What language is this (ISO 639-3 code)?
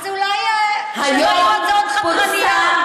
heb